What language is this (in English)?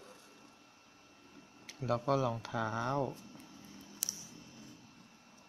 Thai